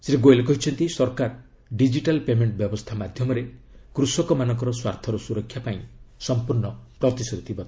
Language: Odia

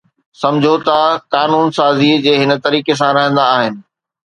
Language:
Sindhi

